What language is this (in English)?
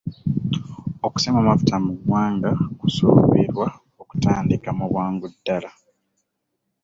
Ganda